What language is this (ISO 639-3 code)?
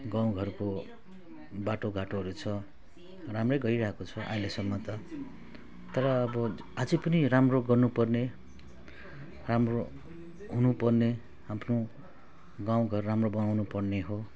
nep